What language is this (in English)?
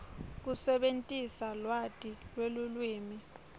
Swati